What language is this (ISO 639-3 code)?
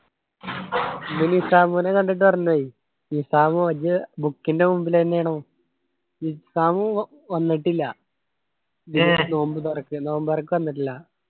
mal